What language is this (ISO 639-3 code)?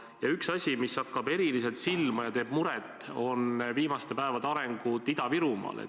est